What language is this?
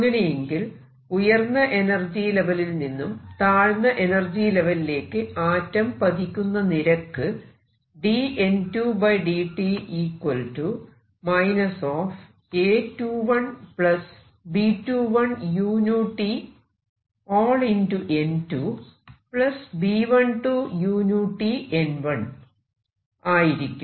Malayalam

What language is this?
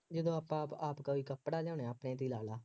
Punjabi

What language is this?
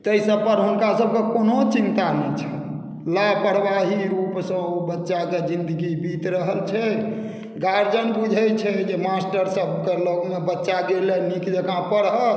Maithili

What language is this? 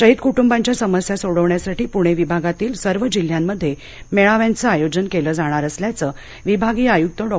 Marathi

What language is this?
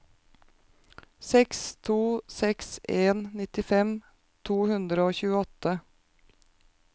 Norwegian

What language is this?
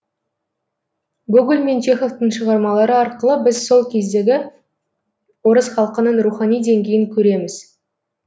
Kazakh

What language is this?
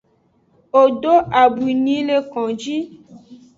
Aja (Benin)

